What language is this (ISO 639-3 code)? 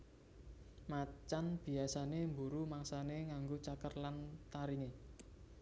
jav